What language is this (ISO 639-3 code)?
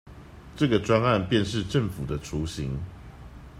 zho